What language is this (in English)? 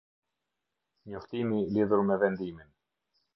Albanian